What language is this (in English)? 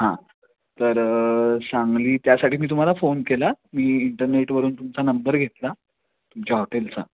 Marathi